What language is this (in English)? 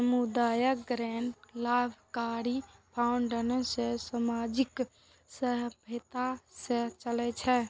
Maithili